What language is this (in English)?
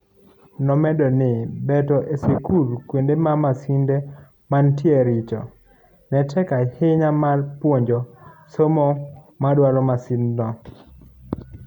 Luo (Kenya and Tanzania)